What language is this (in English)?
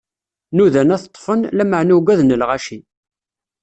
Kabyle